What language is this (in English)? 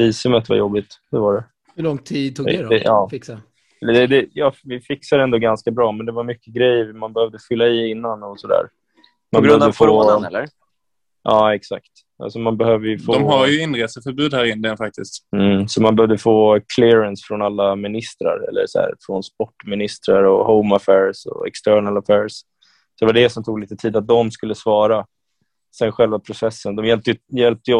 Swedish